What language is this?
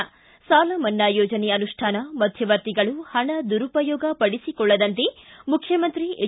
Kannada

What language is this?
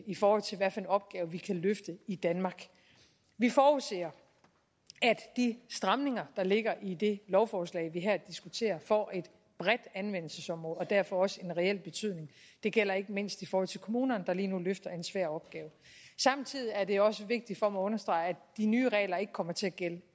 Danish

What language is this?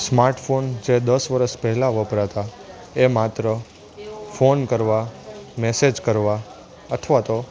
Gujarati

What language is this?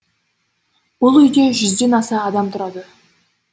Kazakh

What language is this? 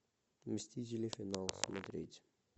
Russian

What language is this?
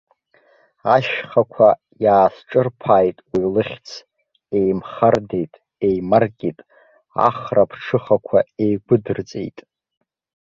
Abkhazian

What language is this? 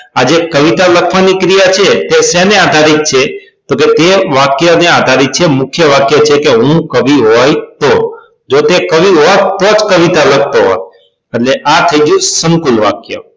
Gujarati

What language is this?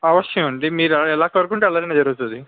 Telugu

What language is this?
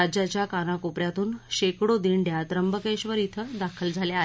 Marathi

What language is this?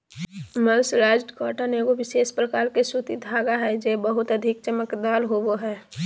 Magahi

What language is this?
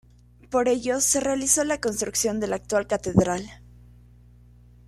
Spanish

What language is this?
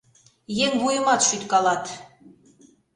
Mari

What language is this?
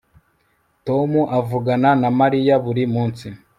Kinyarwanda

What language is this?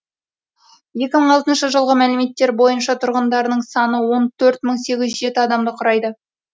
Kazakh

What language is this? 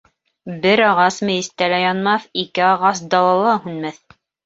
Bashkir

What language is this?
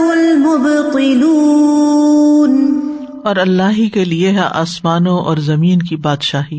Urdu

